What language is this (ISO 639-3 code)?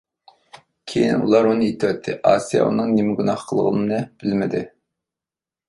uig